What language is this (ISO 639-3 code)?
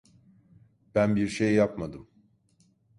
tur